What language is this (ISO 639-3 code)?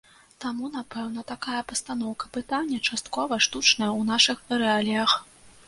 bel